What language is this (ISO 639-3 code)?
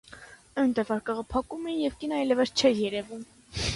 hye